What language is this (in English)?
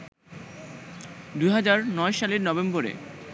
Bangla